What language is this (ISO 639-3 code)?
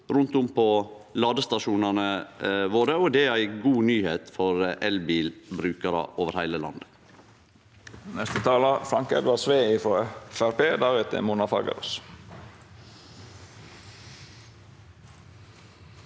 nor